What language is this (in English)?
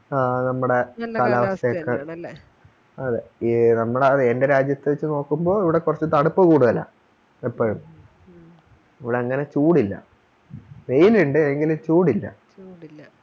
Malayalam